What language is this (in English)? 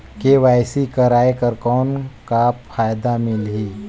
Chhattisgarhi